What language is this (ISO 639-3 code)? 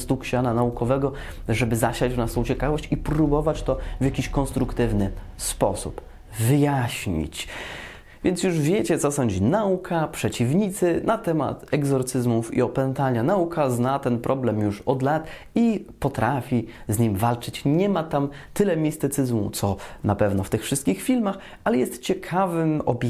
pol